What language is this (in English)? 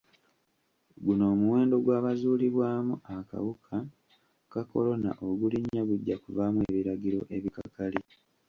Ganda